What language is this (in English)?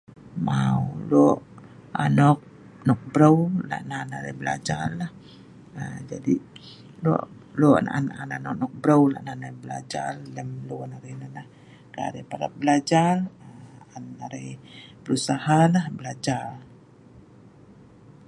Sa'ban